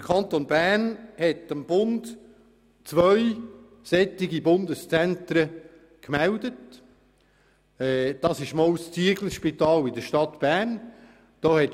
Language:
Swiss German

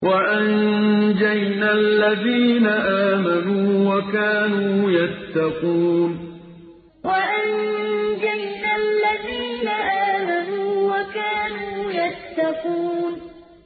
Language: Arabic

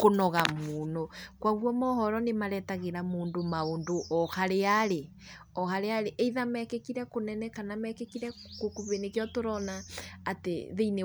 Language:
Kikuyu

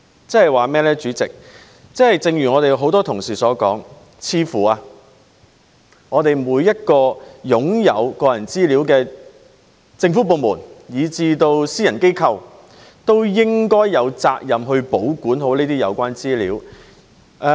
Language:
Cantonese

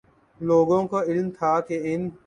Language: Urdu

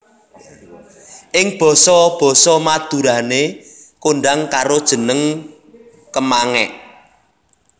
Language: Javanese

